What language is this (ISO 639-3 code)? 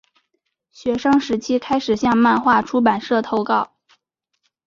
zho